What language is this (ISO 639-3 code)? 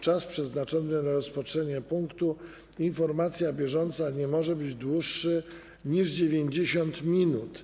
pol